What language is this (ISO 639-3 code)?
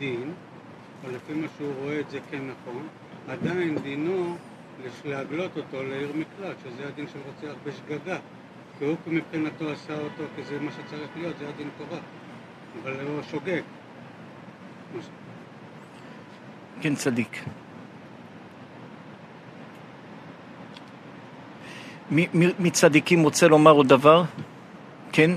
heb